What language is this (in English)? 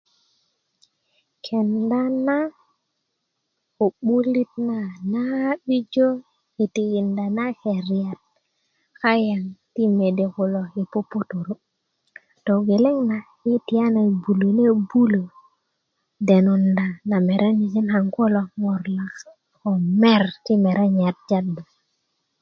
Kuku